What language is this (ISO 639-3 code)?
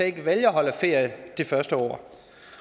dan